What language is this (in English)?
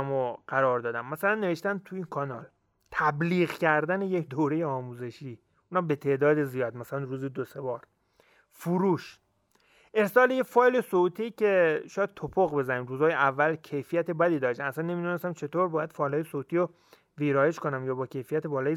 Persian